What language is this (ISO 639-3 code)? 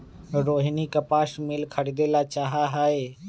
mag